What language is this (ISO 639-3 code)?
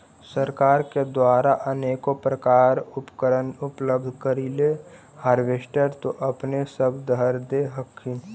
mag